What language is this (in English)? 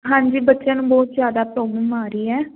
Punjabi